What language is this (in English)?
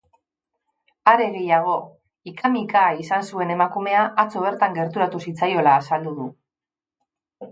Basque